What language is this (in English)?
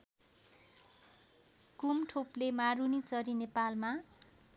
Nepali